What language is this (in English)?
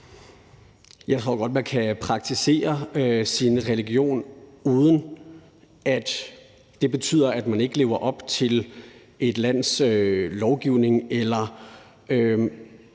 Danish